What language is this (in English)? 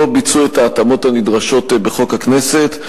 Hebrew